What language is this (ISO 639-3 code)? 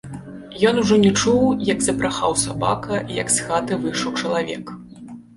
bel